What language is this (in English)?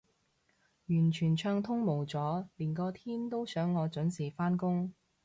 Cantonese